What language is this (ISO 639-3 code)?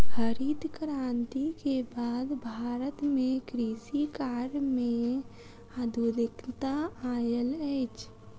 mai